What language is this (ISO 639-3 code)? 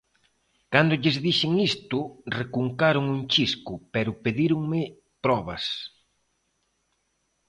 glg